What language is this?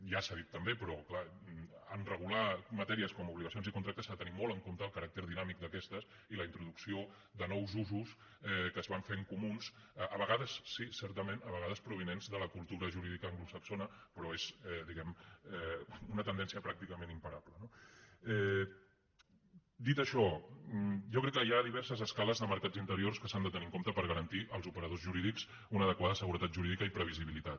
Catalan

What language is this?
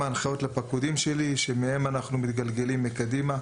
Hebrew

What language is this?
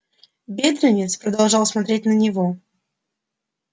Russian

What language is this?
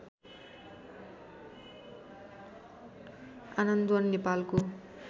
Nepali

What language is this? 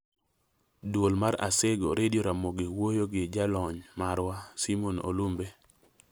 Luo (Kenya and Tanzania)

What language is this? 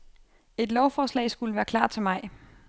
Danish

